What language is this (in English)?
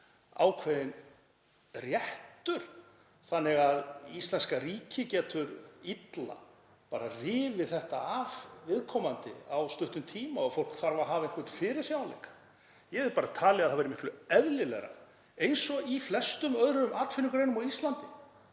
Icelandic